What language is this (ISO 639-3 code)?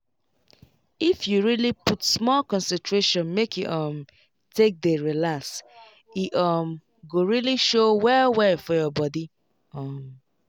pcm